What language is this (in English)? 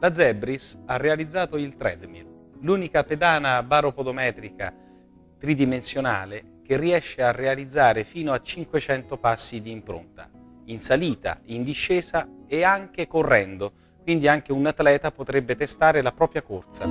Italian